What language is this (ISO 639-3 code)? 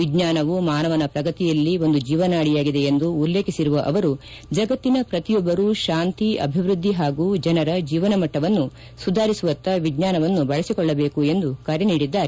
kan